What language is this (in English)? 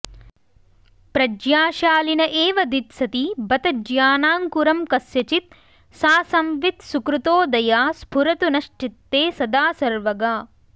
Sanskrit